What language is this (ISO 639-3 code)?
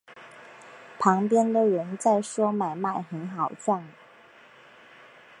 zho